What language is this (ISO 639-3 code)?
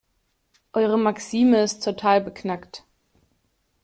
deu